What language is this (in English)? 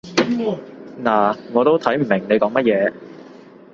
Cantonese